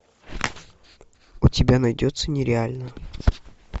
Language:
Russian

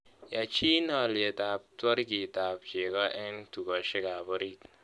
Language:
Kalenjin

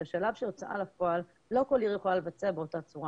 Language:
Hebrew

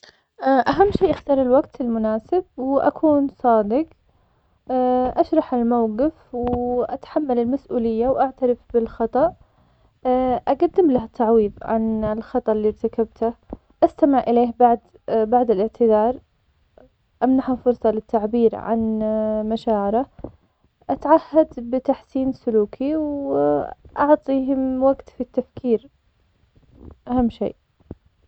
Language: Omani Arabic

